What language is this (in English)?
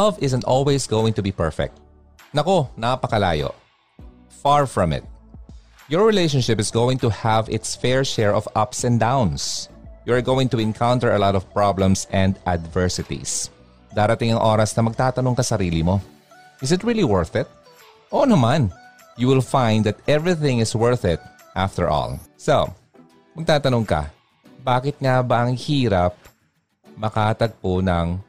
Filipino